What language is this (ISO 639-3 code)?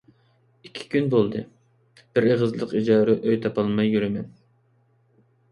uig